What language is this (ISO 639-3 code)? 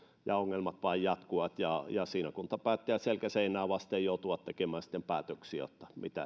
fin